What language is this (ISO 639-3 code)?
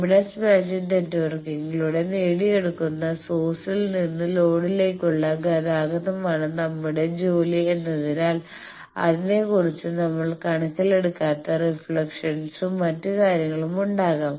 mal